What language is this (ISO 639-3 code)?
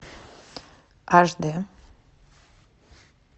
rus